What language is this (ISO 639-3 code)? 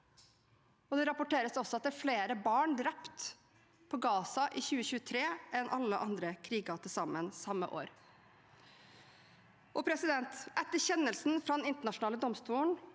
nor